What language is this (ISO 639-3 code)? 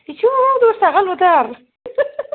brx